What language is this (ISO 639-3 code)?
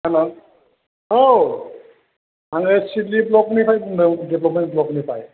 brx